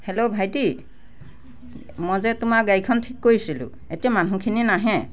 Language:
Assamese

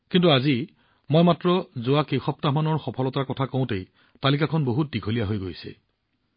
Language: Assamese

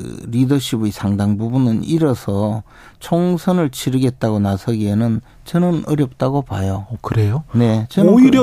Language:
Korean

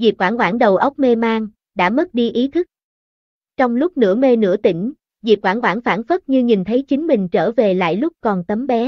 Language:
Vietnamese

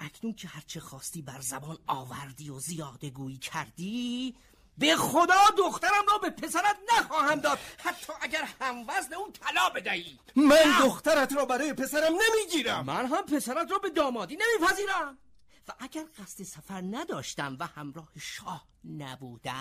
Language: Persian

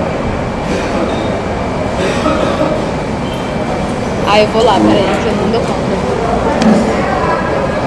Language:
Portuguese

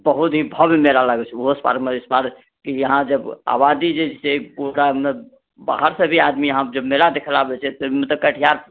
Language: Maithili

